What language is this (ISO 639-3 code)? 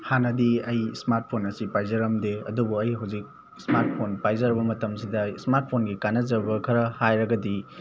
mni